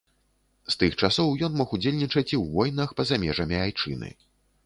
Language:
Belarusian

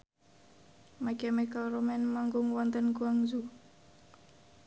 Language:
Javanese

